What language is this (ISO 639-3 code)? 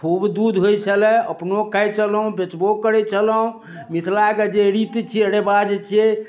mai